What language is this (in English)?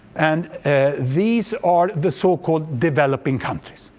English